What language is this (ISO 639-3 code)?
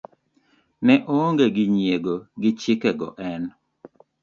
luo